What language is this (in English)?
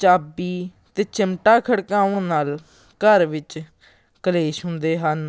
Punjabi